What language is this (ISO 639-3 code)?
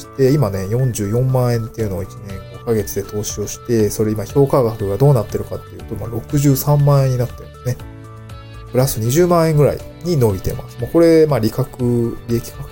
jpn